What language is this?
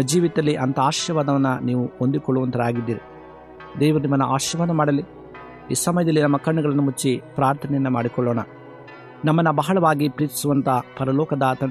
Kannada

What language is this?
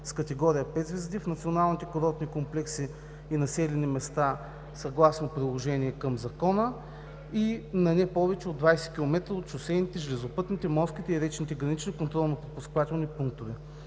Bulgarian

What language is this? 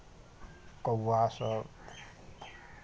Maithili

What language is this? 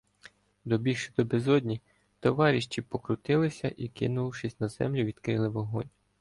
Ukrainian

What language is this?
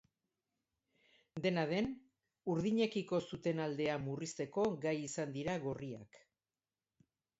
Basque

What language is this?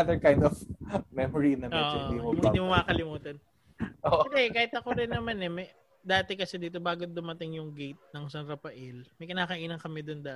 Filipino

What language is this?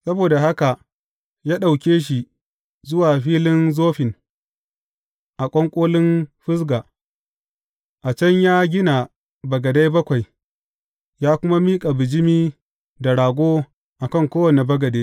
Hausa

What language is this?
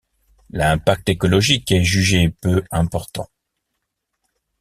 French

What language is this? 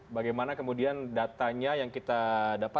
Indonesian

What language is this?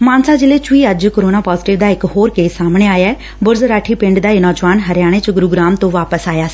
Punjabi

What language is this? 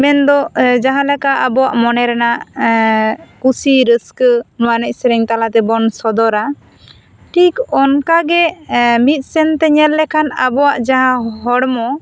Santali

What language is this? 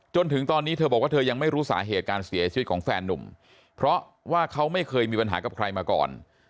Thai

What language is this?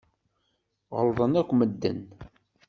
Kabyle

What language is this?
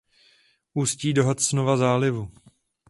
Czech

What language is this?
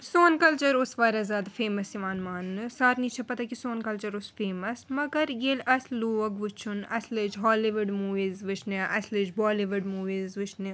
Kashmiri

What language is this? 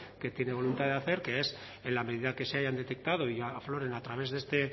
Spanish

